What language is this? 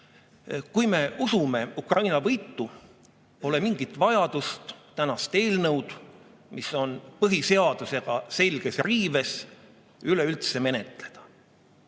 Estonian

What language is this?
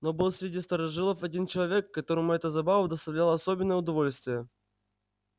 Russian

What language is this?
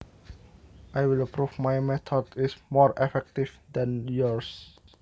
Javanese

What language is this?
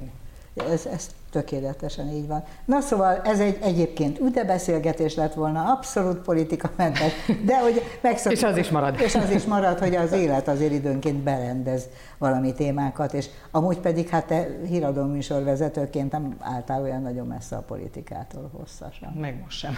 Hungarian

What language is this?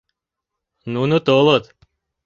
Mari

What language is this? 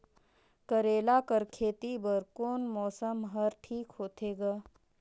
Chhattisgarhi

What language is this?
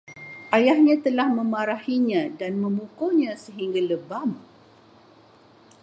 Malay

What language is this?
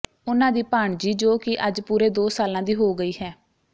Punjabi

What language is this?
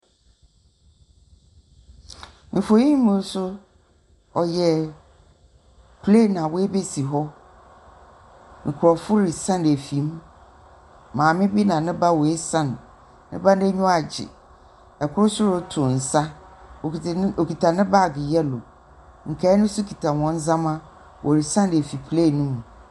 Akan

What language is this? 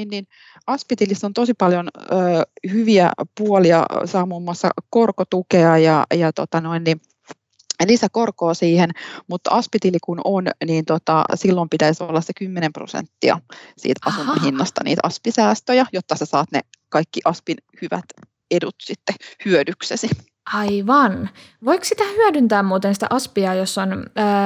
Finnish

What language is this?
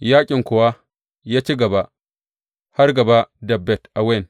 Hausa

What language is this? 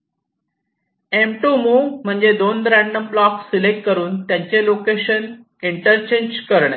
Marathi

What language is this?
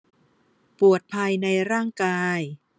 Thai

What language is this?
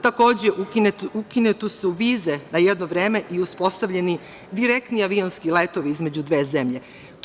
Serbian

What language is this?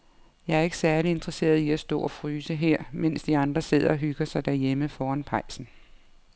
Danish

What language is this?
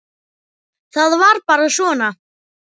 Icelandic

